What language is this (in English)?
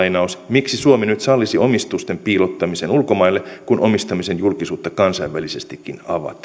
Finnish